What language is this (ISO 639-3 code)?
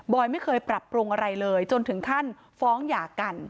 tha